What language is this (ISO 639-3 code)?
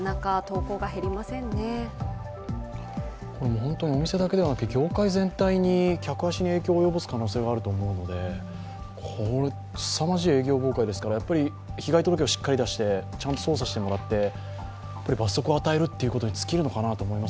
jpn